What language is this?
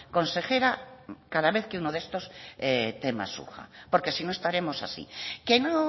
Spanish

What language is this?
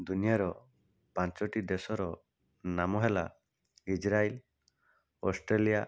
Odia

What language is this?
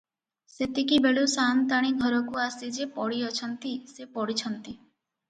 Odia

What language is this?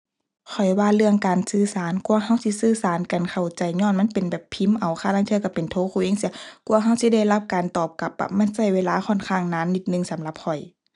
Thai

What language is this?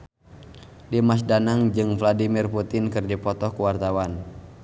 Sundanese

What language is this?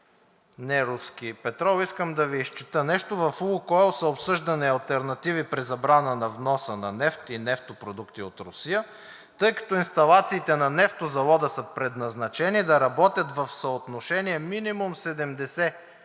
Bulgarian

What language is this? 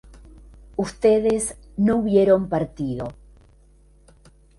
Spanish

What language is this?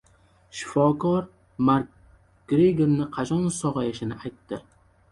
Uzbek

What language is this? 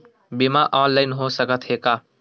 Chhattisgarhi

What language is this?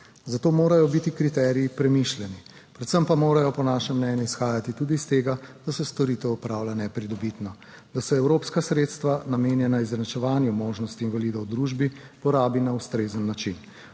Slovenian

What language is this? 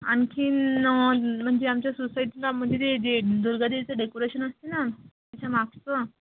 Marathi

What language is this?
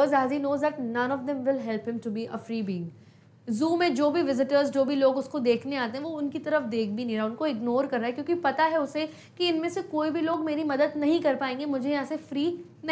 Hindi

